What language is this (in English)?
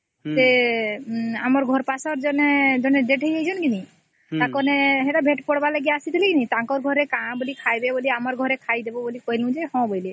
Odia